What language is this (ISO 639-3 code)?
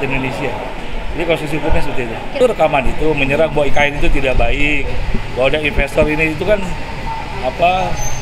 ind